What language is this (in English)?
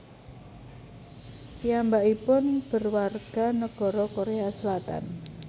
Javanese